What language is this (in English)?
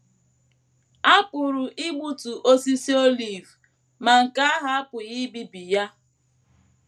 Igbo